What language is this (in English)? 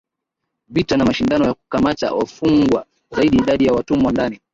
Swahili